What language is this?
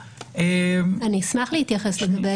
Hebrew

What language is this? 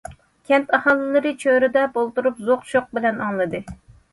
Uyghur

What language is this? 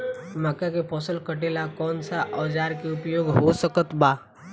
Bhojpuri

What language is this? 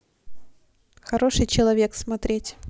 Russian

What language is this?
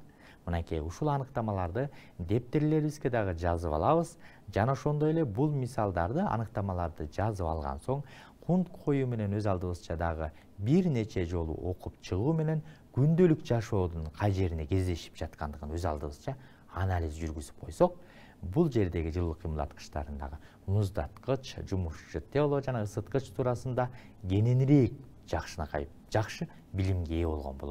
Romanian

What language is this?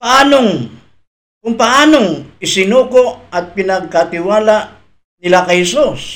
Filipino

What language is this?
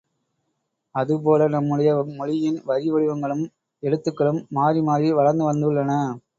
Tamil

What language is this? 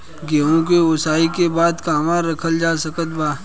Bhojpuri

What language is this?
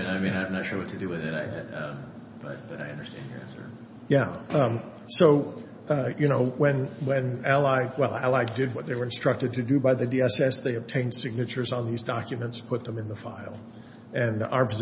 English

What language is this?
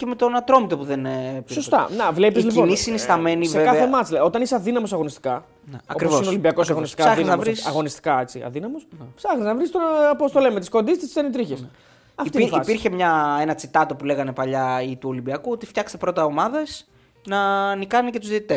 Greek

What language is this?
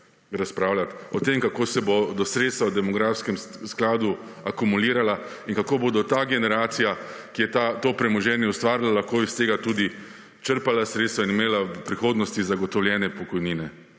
Slovenian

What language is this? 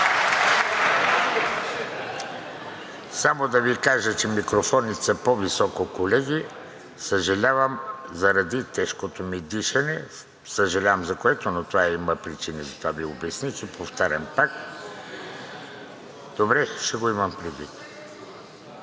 Bulgarian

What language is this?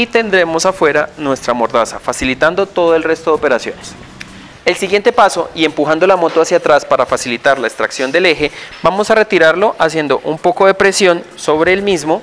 Spanish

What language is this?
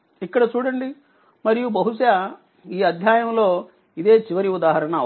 Telugu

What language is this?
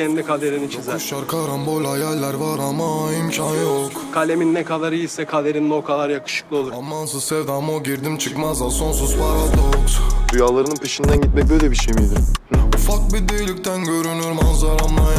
Turkish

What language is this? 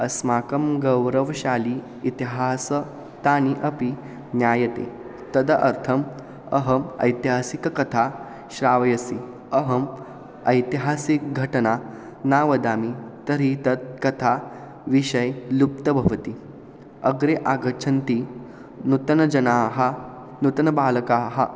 Sanskrit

